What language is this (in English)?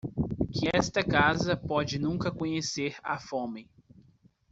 Portuguese